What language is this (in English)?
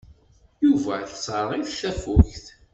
Kabyle